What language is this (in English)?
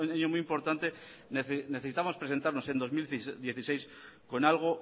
Spanish